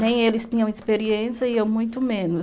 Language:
Portuguese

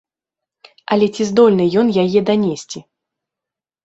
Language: Belarusian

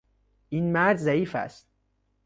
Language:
Persian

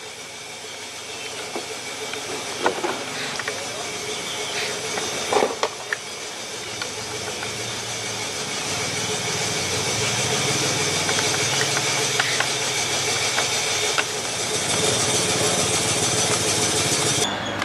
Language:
Thai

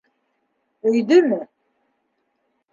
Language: Bashkir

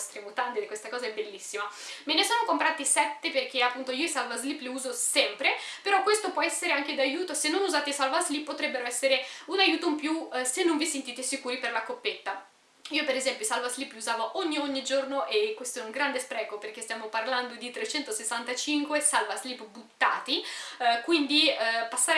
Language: Italian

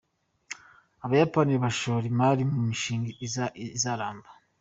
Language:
Kinyarwanda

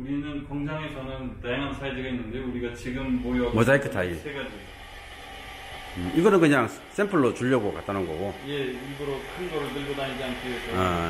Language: Korean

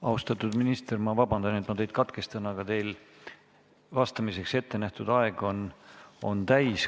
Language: Estonian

